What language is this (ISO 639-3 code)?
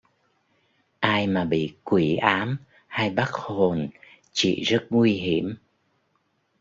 vie